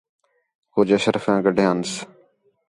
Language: Khetrani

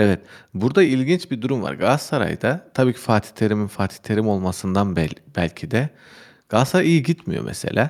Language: Turkish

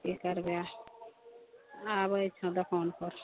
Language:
Maithili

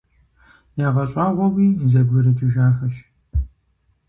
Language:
Kabardian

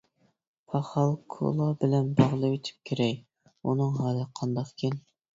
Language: Uyghur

